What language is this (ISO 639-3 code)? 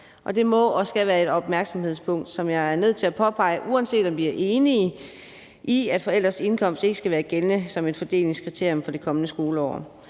dan